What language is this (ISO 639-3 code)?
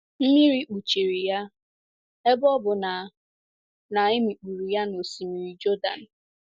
ibo